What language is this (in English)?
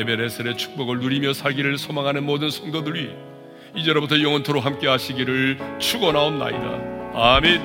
Korean